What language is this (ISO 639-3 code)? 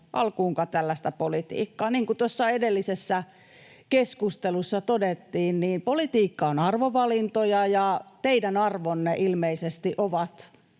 fin